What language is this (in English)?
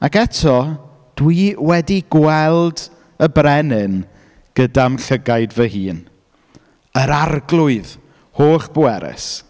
Welsh